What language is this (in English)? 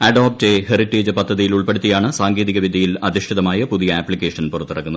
Malayalam